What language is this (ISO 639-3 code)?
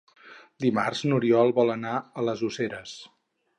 cat